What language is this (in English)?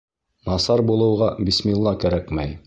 Bashkir